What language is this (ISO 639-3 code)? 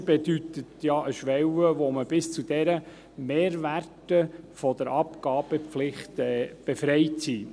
gsw